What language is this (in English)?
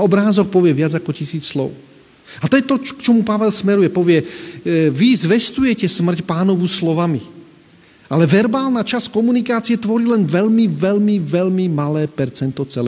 Slovak